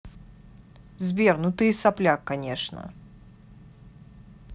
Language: Russian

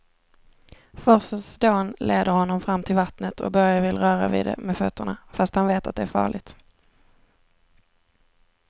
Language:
Swedish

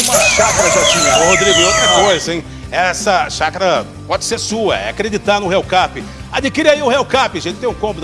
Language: Portuguese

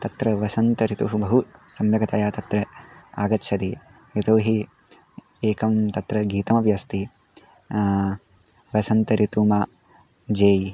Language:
Sanskrit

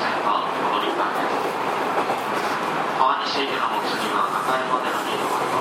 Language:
Japanese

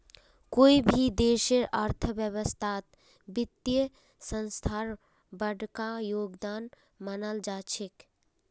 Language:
Magahi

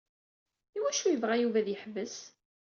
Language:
Kabyle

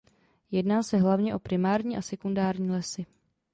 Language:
Czech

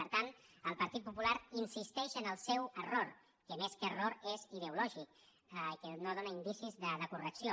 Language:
Catalan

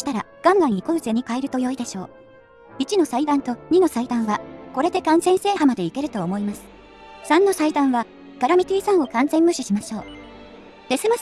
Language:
Japanese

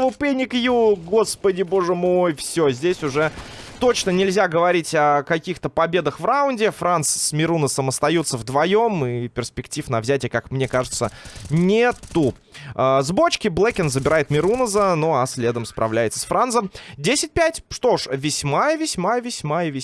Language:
Russian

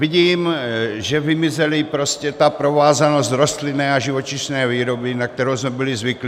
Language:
Czech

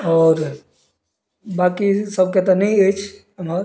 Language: Maithili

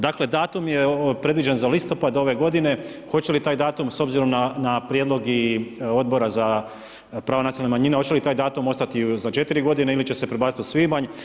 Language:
Croatian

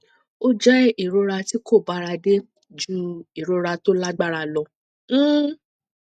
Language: Yoruba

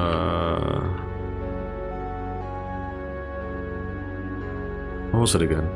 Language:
English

